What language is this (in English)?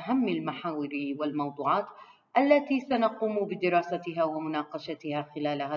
Arabic